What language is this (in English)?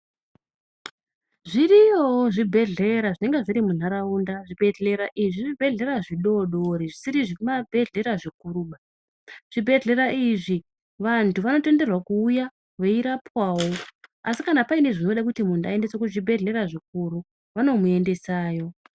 Ndau